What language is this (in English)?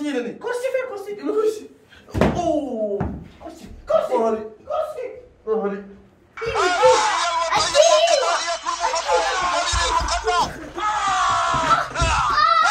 Arabic